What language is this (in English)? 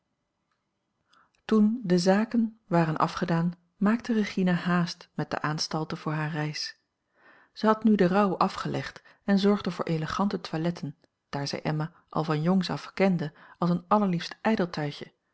Dutch